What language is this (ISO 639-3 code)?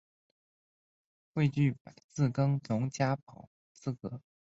zho